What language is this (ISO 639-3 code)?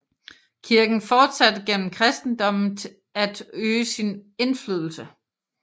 dan